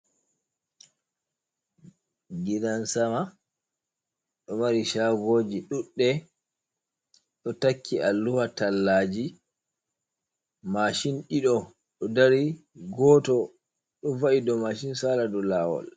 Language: Fula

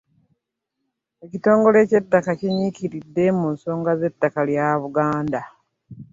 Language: Ganda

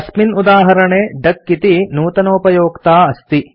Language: Sanskrit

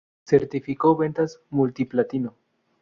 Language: Spanish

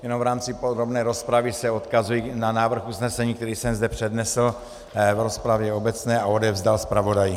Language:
Czech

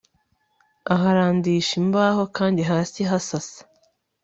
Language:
Kinyarwanda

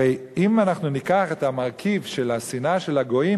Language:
Hebrew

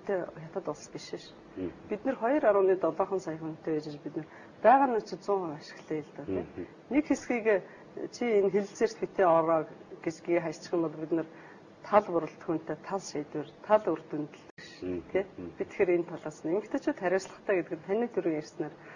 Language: Turkish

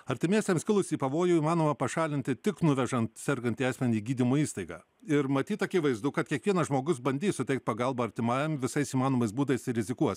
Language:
Lithuanian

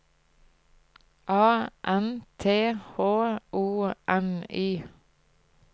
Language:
Norwegian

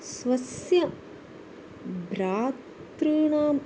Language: Sanskrit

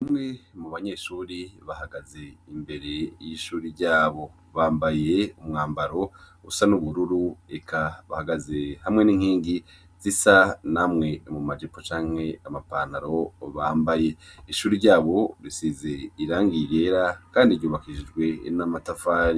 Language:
Rundi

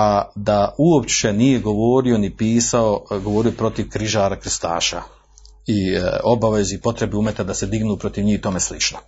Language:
Croatian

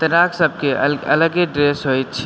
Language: Maithili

